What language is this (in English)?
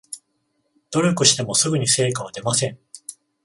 Japanese